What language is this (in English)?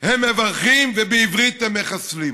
Hebrew